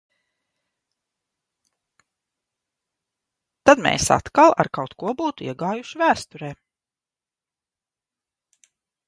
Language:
Latvian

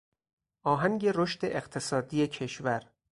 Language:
Persian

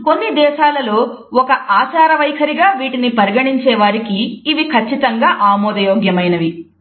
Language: Telugu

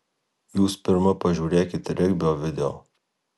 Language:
Lithuanian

